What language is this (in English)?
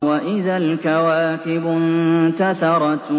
Arabic